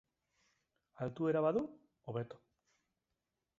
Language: Basque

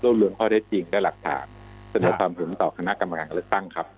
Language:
Thai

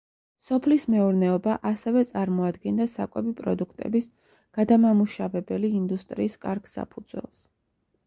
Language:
Georgian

